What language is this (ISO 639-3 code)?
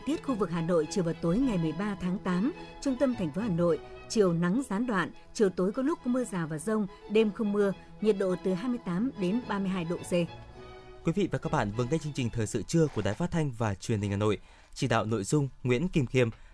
vie